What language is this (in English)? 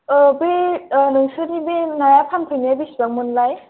Bodo